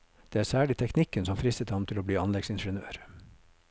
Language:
Norwegian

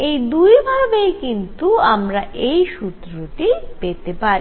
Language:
Bangla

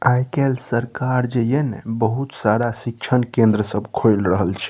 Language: Maithili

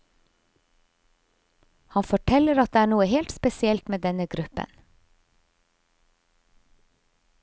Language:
Norwegian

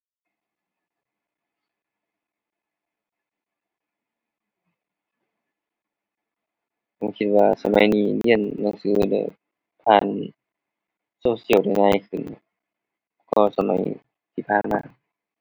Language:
Thai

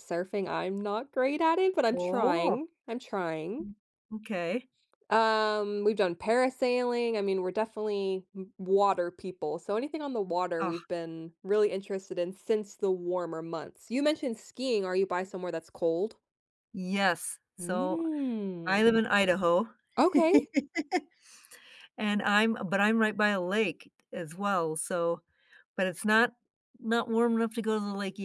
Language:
English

